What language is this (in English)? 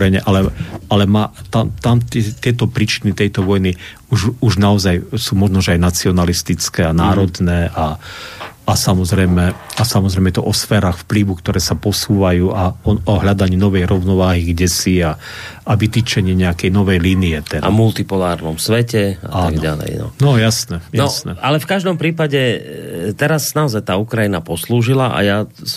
Slovak